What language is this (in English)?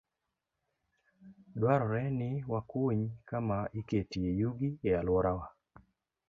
Luo (Kenya and Tanzania)